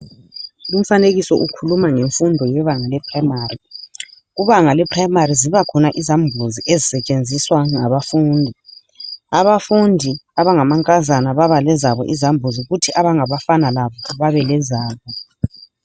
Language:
North Ndebele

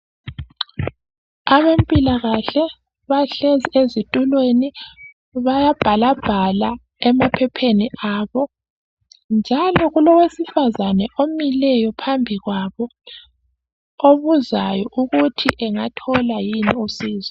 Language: North Ndebele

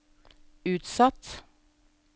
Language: Norwegian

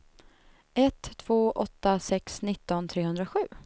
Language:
Swedish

